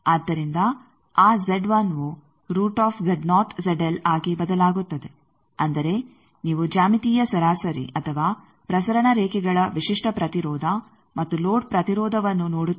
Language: Kannada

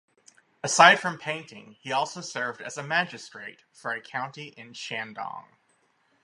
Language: English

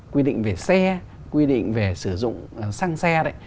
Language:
Vietnamese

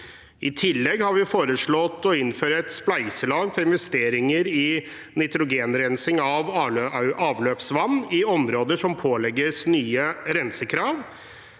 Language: Norwegian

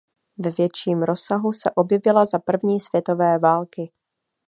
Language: Czech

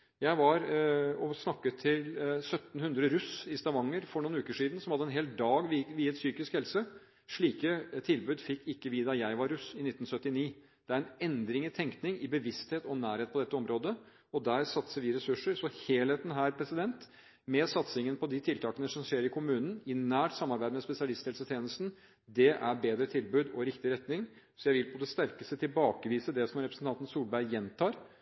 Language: Norwegian Bokmål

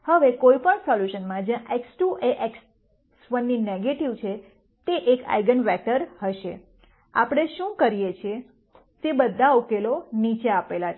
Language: Gujarati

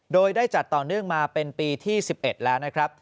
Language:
Thai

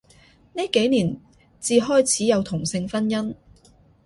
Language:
Cantonese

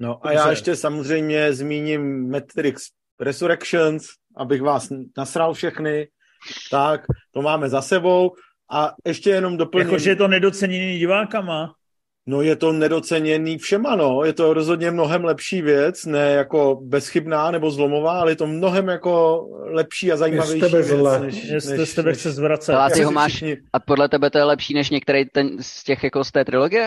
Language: Czech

